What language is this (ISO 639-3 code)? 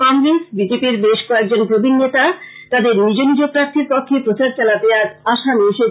ben